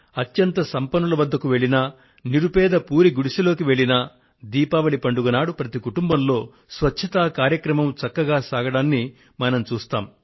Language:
Telugu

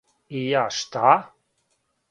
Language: Serbian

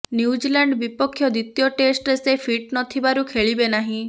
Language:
Odia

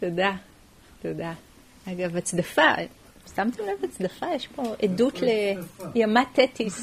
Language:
Hebrew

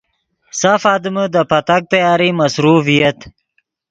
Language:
Yidgha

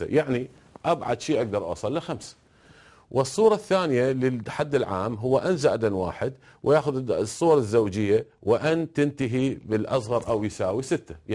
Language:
Arabic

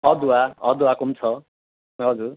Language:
Nepali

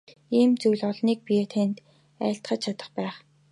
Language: Mongolian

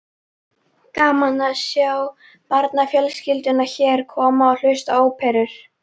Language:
Icelandic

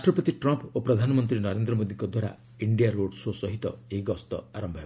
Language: Odia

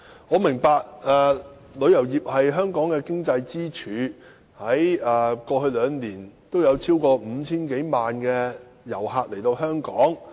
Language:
Cantonese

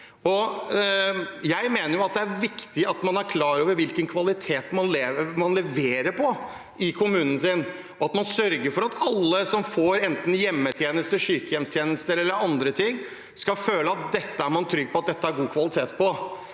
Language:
Norwegian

